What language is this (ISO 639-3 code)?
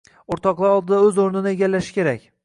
uzb